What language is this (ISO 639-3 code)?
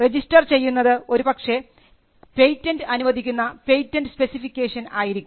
mal